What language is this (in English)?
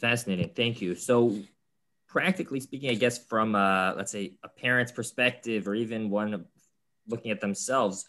English